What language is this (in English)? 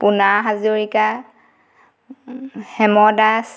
Assamese